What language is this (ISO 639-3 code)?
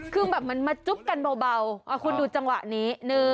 tha